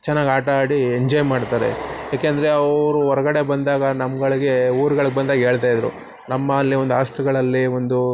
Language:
Kannada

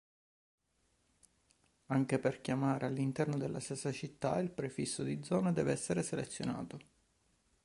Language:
Italian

